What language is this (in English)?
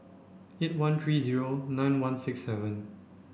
English